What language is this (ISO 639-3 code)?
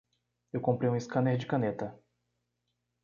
por